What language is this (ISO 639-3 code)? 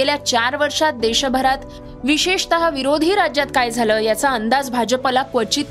mar